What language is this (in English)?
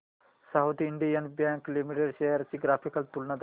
Marathi